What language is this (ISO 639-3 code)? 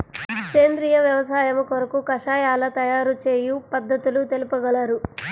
tel